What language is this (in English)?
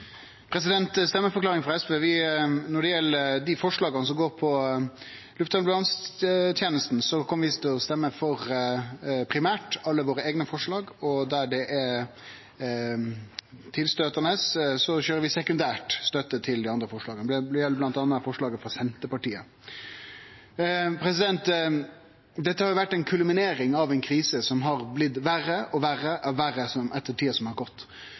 Norwegian Nynorsk